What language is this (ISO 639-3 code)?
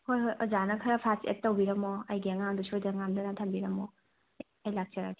mni